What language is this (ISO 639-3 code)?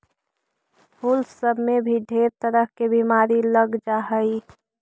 mag